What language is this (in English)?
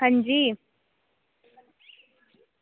Dogri